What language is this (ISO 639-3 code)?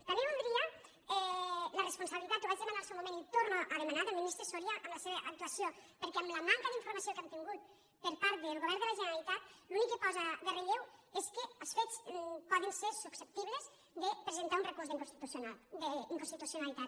cat